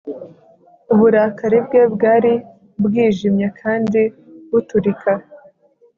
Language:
Kinyarwanda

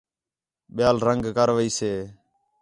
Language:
Khetrani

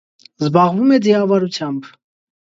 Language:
Armenian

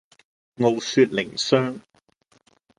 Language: Cantonese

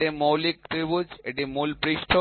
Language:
Bangla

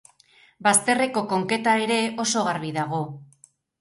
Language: Basque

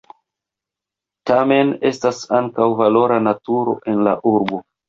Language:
Esperanto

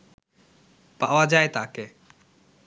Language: Bangla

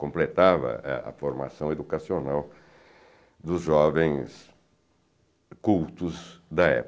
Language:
Portuguese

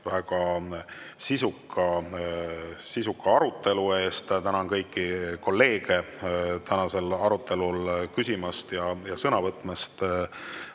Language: Estonian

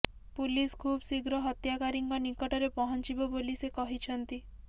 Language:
Odia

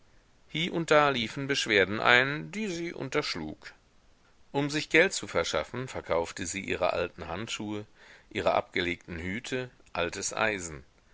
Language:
German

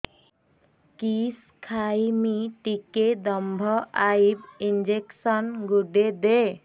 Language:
Odia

